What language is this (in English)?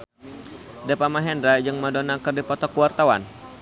Sundanese